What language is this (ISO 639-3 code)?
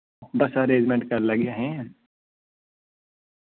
doi